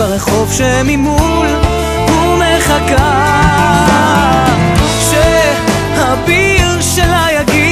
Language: Hebrew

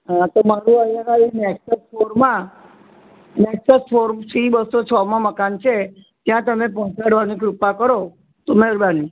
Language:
Gujarati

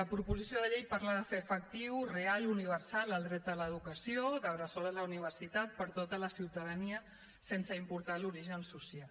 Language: Catalan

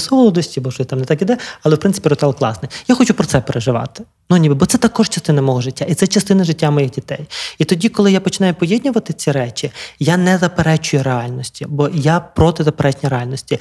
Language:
Ukrainian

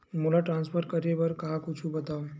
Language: Chhattisgarhi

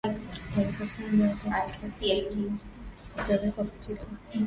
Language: Swahili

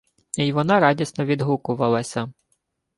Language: Ukrainian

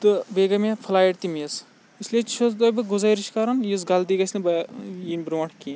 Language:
Kashmiri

